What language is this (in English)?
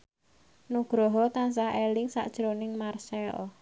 Javanese